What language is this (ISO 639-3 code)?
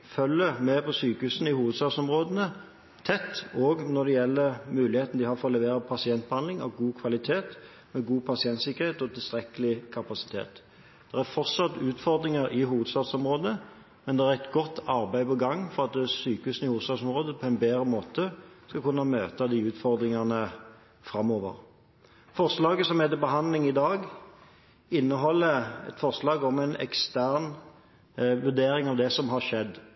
nob